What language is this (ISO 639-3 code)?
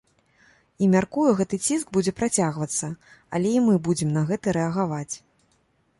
bel